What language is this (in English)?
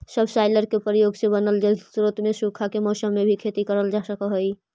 Magahi